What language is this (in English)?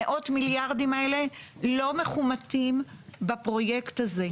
Hebrew